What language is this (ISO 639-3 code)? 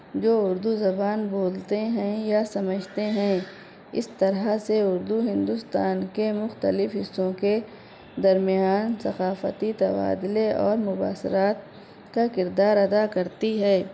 urd